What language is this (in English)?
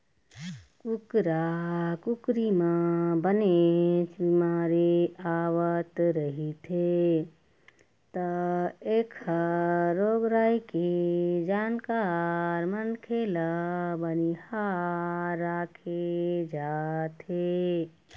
Chhattisgarhi